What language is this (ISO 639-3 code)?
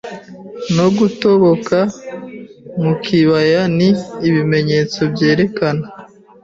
kin